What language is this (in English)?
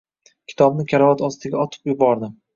Uzbek